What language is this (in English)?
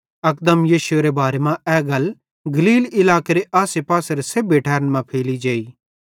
Bhadrawahi